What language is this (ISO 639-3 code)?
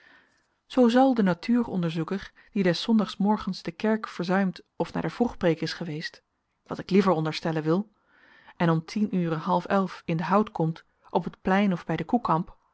nld